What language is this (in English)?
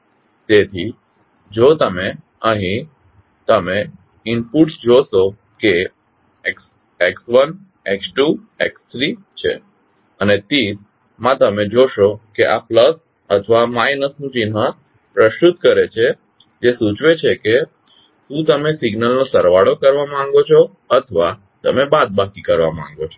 Gujarati